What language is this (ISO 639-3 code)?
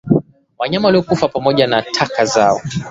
swa